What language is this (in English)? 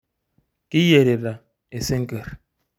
Masai